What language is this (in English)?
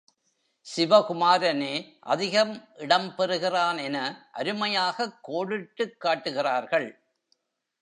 Tamil